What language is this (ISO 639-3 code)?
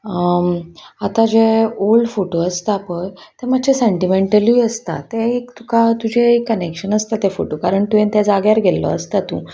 kok